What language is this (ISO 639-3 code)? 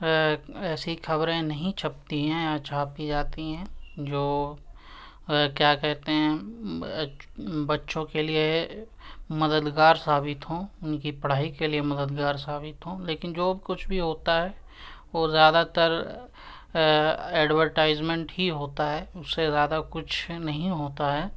urd